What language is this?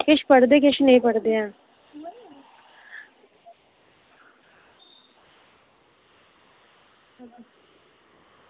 Dogri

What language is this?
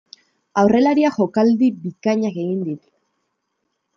Basque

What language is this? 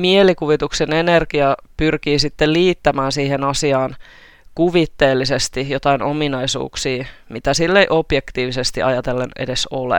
Finnish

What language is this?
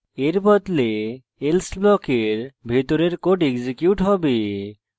Bangla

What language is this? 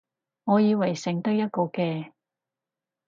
Cantonese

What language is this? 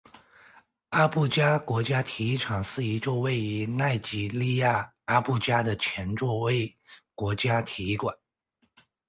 Chinese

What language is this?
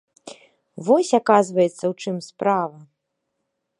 Belarusian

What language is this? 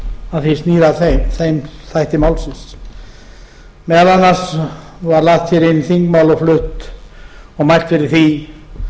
Icelandic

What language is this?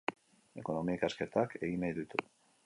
Basque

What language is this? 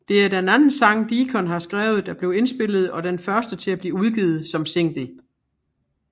Danish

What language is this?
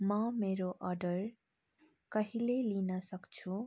Nepali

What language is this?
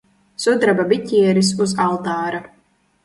Latvian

